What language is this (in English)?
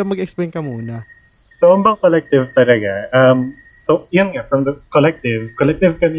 Filipino